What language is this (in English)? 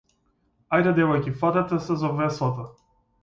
Macedonian